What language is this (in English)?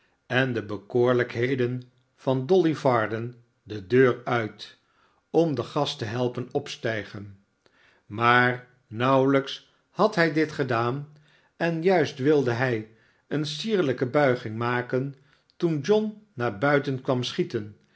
Dutch